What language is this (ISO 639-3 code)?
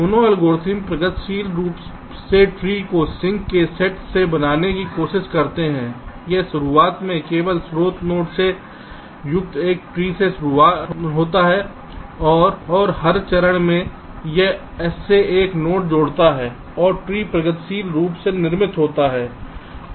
hin